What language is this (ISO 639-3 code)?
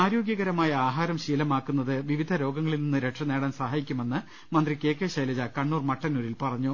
mal